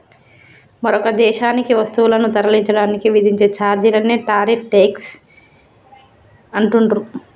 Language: Telugu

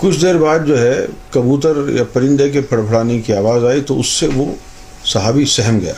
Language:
Urdu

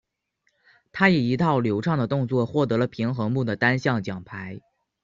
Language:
Chinese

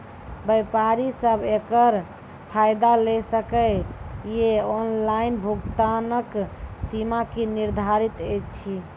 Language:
Maithili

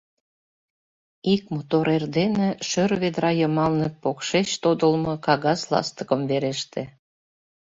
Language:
Mari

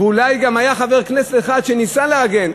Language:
Hebrew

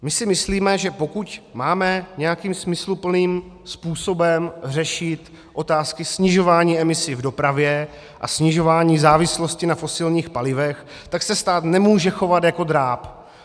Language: Czech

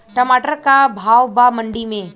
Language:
Bhojpuri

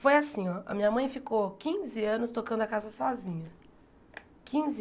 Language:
Portuguese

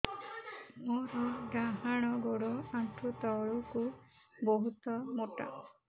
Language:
Odia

